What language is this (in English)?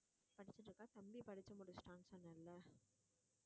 Tamil